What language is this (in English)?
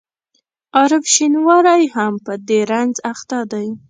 Pashto